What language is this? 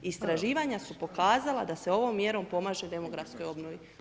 Croatian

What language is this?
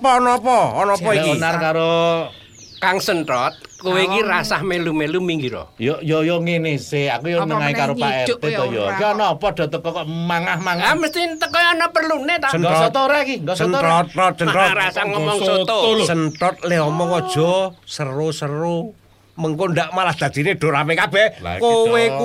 Indonesian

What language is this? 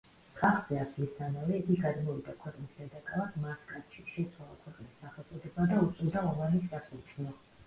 Georgian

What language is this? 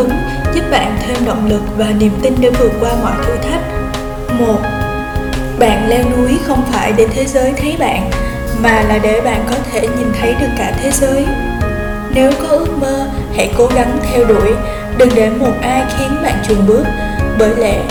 Vietnamese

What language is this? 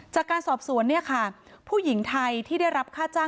Thai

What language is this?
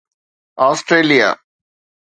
Sindhi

